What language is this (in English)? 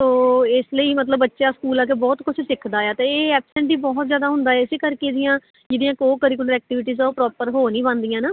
Punjabi